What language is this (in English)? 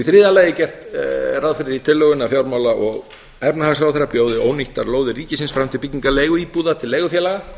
Icelandic